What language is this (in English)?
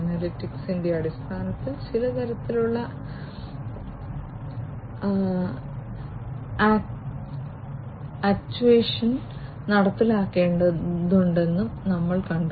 Malayalam